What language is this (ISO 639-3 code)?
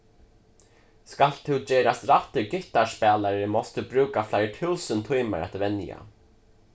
fao